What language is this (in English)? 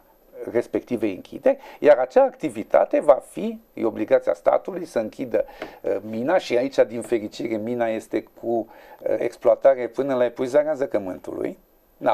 Romanian